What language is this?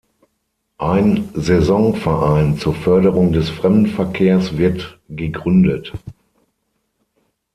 German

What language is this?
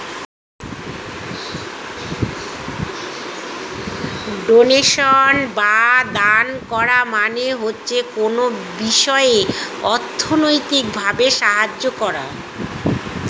Bangla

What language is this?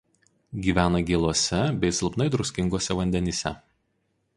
Lithuanian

